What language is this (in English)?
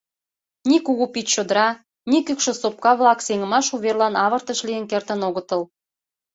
Mari